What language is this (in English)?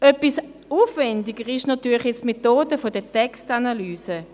Swiss German